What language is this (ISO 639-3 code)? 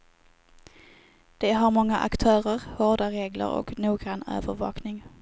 swe